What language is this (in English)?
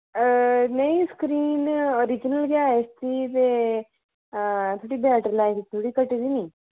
Dogri